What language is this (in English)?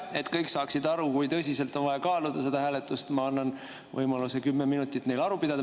Estonian